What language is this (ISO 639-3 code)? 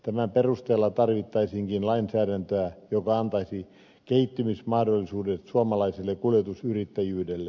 fin